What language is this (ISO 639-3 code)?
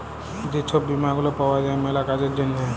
ben